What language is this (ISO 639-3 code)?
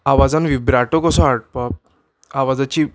kok